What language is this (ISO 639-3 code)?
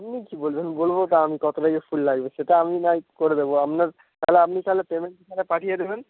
ben